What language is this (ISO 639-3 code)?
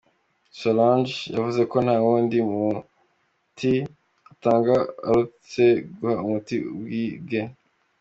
kin